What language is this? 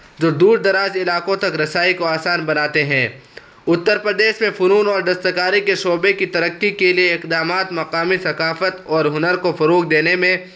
Urdu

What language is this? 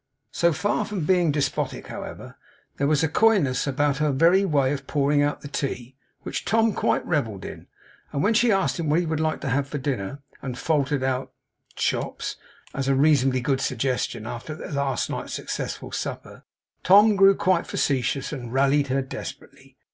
English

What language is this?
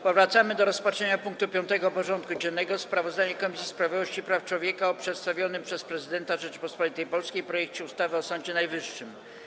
Polish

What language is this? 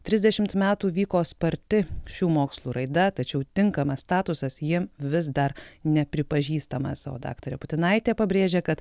Lithuanian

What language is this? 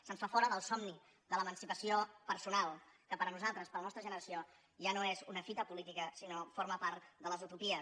Catalan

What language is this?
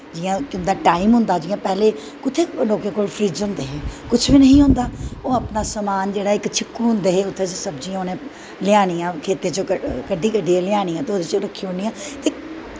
Dogri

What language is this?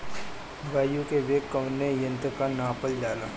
Bhojpuri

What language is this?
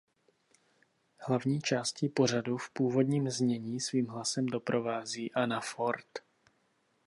Czech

